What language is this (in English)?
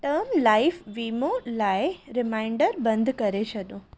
Sindhi